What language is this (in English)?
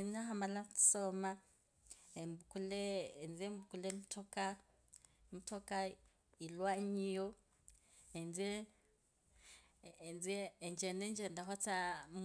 Kabras